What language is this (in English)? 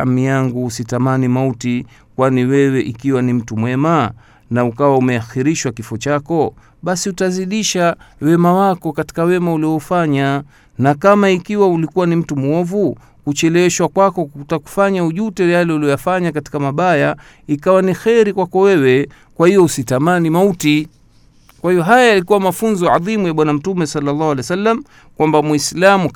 Swahili